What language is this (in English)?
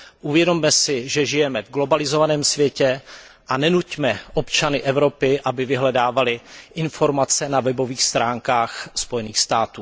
Czech